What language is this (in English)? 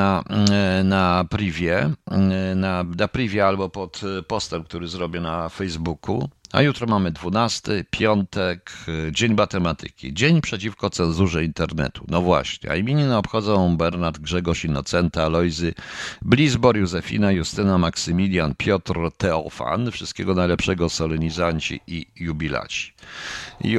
Polish